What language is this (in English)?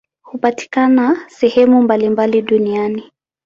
Swahili